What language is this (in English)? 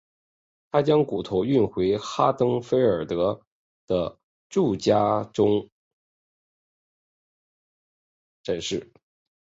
Chinese